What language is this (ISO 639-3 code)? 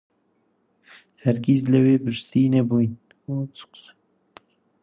ckb